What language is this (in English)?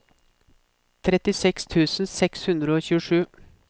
Norwegian